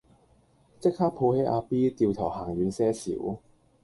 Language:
Cantonese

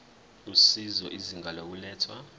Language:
Zulu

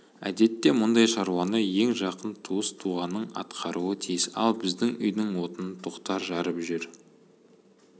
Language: Kazakh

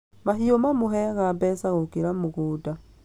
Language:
Kikuyu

